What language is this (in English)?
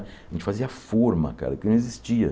Portuguese